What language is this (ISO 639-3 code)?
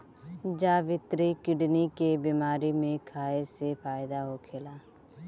bho